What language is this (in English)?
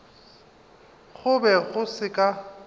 Northern Sotho